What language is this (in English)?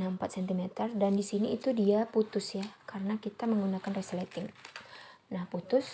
Indonesian